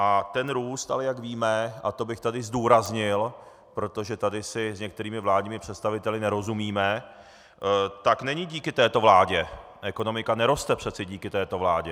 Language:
Czech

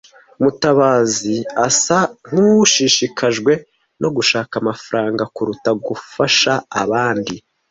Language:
Kinyarwanda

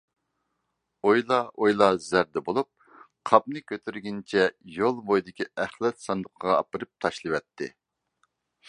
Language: Uyghur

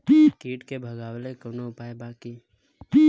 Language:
Bhojpuri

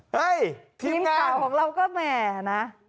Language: Thai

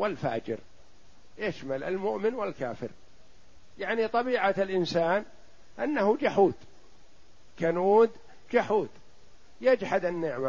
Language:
Arabic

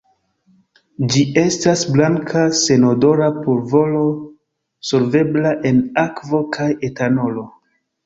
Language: Esperanto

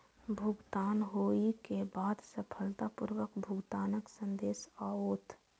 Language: Maithili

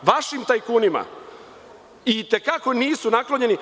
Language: Serbian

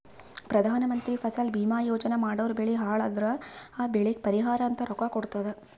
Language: Kannada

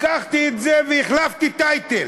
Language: Hebrew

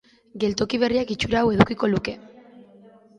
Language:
Basque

